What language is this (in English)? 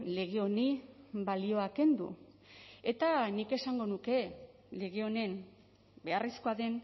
Basque